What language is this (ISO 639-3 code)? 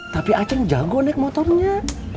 ind